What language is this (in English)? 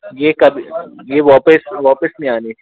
Hindi